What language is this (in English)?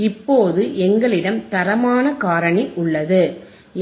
Tamil